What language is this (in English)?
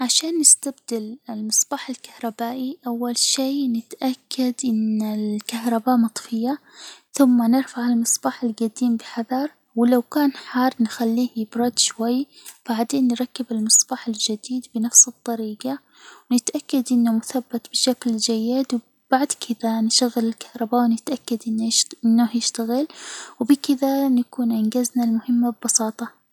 Hijazi Arabic